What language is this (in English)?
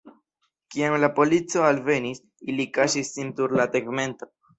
Esperanto